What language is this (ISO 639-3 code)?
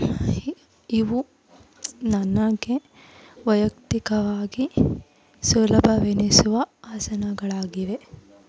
kan